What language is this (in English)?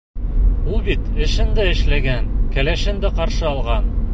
Bashkir